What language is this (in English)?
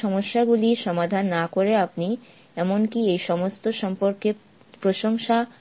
Bangla